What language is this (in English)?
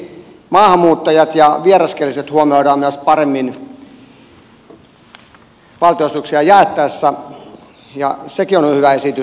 Finnish